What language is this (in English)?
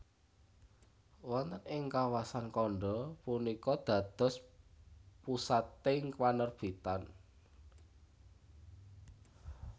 Javanese